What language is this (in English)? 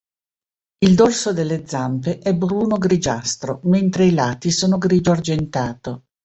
Italian